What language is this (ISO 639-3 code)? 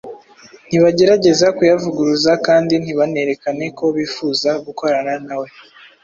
kin